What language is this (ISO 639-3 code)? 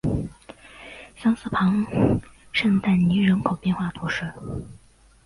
zho